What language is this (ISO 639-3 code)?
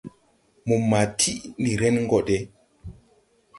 tui